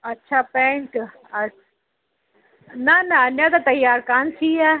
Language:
Sindhi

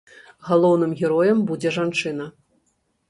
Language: Belarusian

